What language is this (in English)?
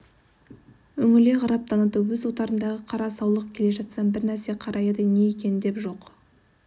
Kazakh